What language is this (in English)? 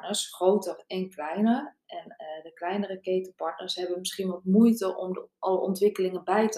Dutch